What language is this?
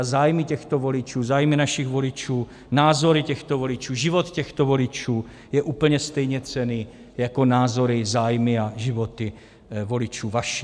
Czech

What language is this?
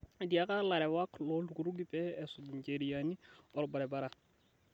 Masai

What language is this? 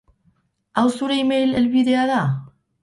Basque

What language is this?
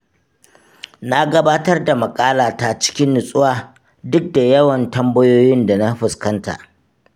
Hausa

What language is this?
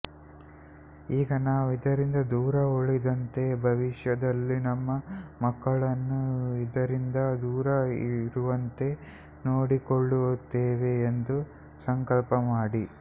Kannada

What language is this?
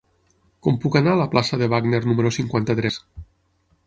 Catalan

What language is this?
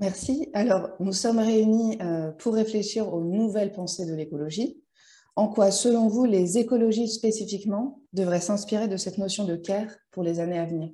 French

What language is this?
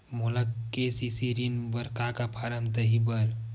Chhattisgarhi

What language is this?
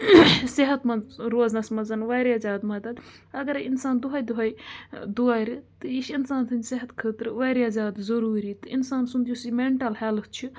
Kashmiri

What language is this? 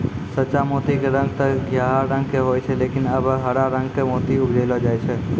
Maithili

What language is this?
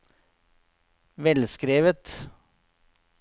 Norwegian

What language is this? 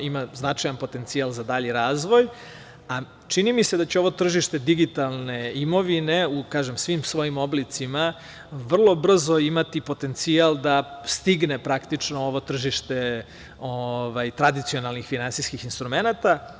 Serbian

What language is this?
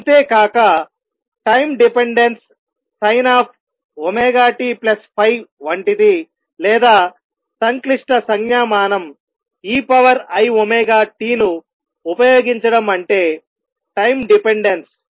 Telugu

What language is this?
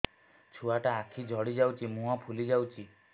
Odia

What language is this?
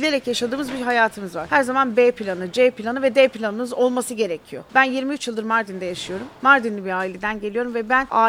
Turkish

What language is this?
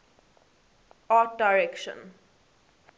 English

